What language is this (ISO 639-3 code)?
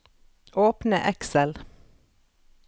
nor